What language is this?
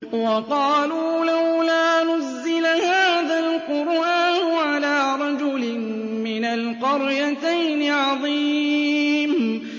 Arabic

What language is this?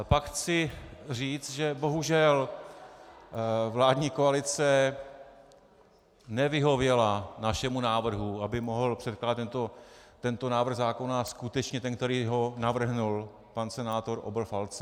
Czech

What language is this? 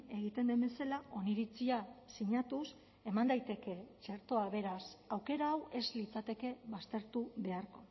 Basque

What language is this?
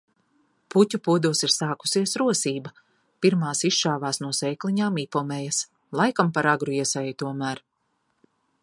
Latvian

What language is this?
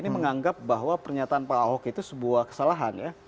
Indonesian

